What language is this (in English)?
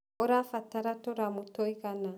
Kikuyu